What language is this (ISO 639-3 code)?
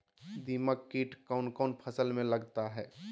mag